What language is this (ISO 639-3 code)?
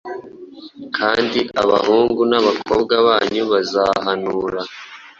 kin